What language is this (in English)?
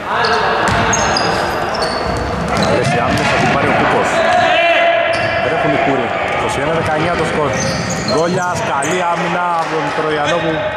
Greek